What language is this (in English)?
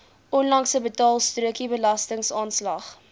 Afrikaans